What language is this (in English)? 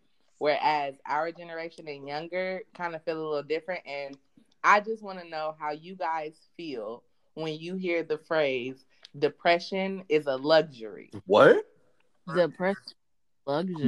English